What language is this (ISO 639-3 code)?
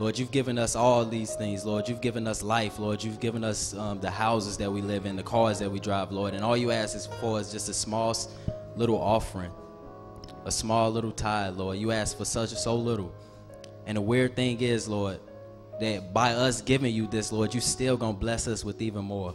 eng